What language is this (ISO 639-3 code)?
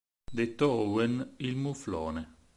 ita